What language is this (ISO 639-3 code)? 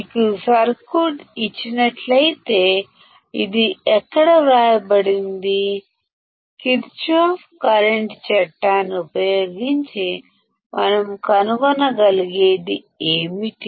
tel